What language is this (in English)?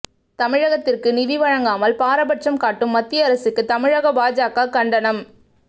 Tamil